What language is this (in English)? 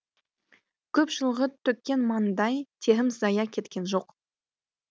Kazakh